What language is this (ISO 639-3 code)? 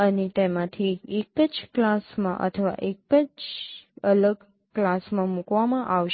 guj